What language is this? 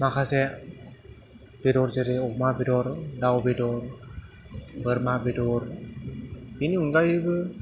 Bodo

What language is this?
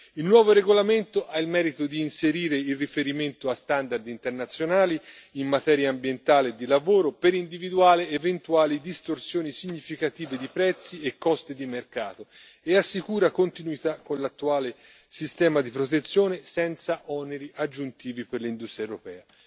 Italian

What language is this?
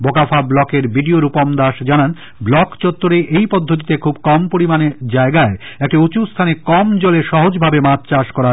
Bangla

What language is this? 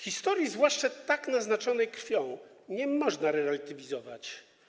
Polish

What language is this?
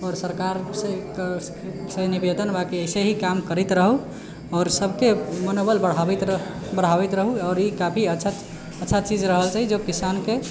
Maithili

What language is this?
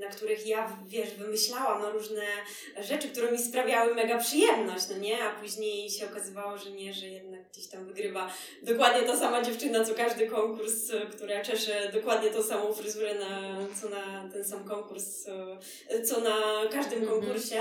Polish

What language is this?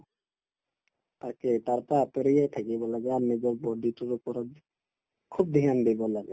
Assamese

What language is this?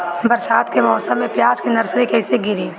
Bhojpuri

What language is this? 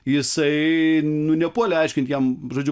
Lithuanian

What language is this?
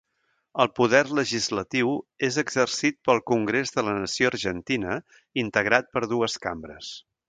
Catalan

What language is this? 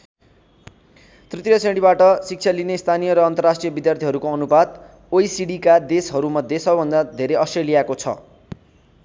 Nepali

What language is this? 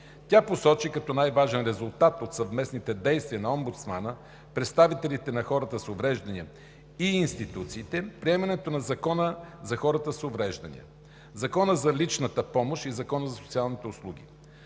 Bulgarian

